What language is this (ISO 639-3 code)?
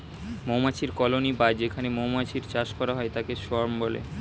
ben